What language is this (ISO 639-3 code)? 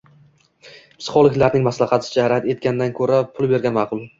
uzb